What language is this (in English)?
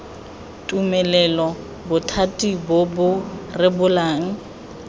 Tswana